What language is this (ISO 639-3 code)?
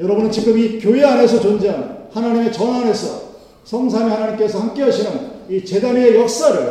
kor